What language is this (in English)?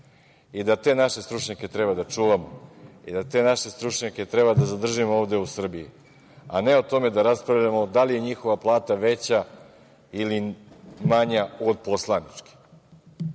Serbian